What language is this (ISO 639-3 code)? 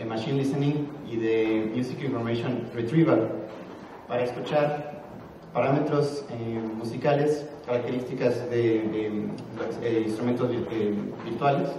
spa